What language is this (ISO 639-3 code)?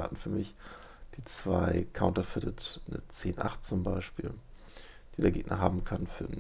deu